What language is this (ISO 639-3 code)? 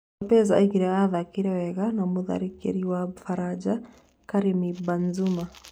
kik